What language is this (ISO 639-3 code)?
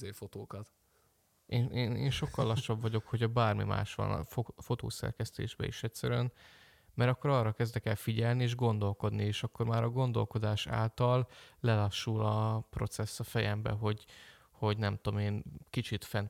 hun